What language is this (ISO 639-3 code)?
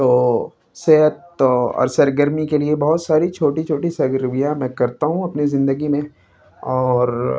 urd